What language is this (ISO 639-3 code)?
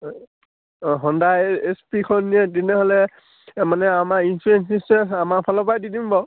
asm